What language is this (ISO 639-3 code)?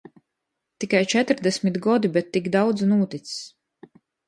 ltg